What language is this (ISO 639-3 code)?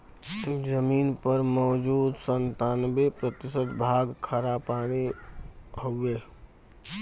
bho